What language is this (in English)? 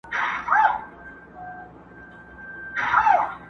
Pashto